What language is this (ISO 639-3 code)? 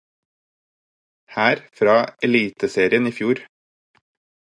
nob